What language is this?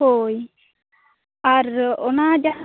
Santali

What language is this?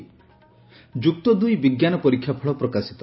Odia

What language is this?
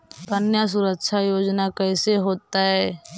Magahi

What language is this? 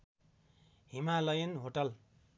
Nepali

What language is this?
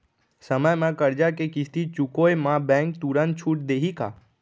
Chhattisgarhi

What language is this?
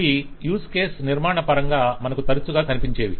Telugu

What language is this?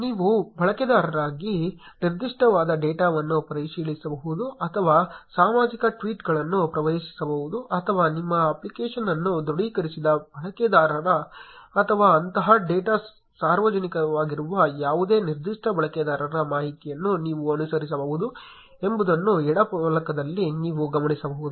Kannada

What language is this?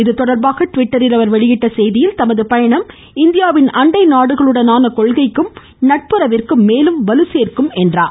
Tamil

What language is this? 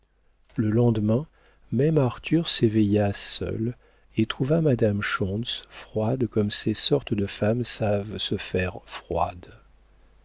French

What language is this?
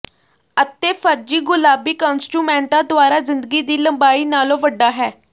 Punjabi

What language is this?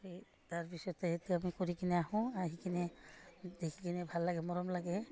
Assamese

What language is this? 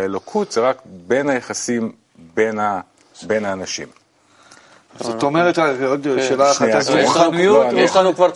Hebrew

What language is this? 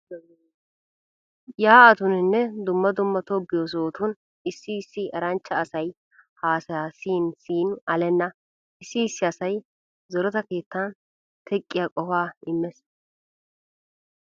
Wolaytta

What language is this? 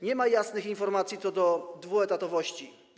Polish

